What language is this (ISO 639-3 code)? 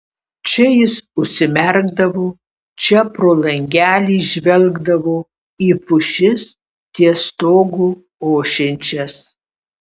lit